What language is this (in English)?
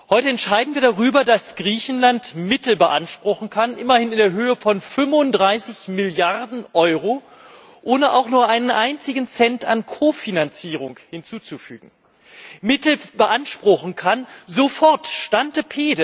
German